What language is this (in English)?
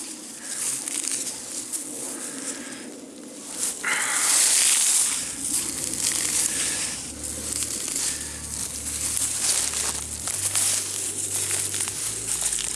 Russian